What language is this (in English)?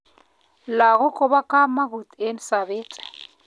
Kalenjin